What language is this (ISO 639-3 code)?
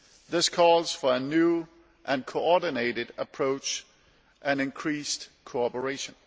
eng